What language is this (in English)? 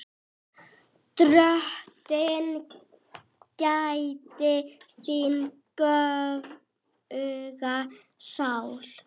Icelandic